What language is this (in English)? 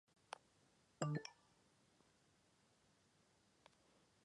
Chinese